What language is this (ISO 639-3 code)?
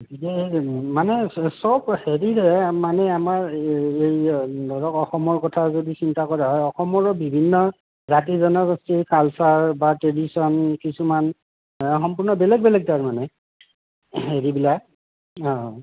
asm